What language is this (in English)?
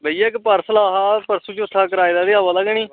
Dogri